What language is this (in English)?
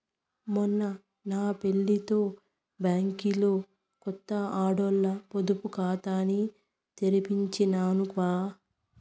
Telugu